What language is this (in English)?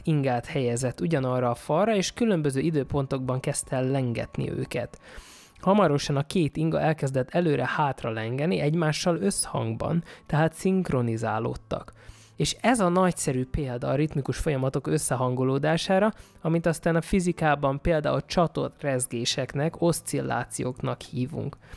Hungarian